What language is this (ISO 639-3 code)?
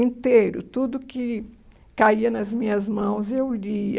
por